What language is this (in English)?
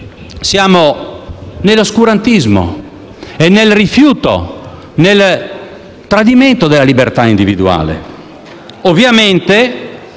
Italian